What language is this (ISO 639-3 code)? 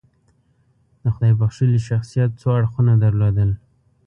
pus